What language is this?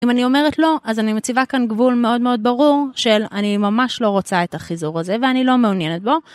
Hebrew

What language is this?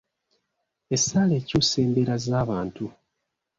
Ganda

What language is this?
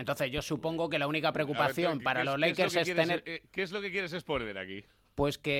Spanish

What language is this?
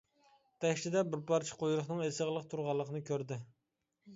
Uyghur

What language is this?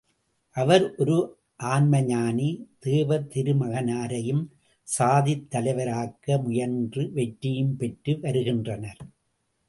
Tamil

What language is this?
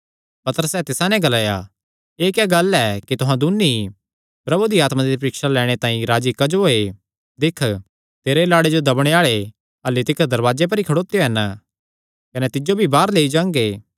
Kangri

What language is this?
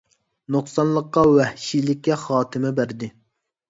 Uyghur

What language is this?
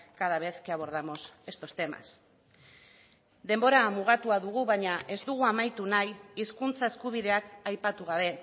Basque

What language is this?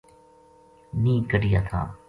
Gujari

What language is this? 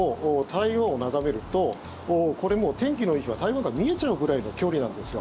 Japanese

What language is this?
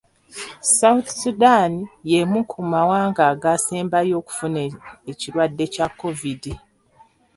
Ganda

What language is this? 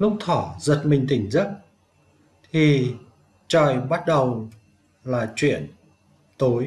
Vietnamese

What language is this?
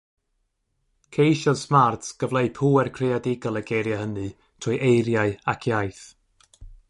Welsh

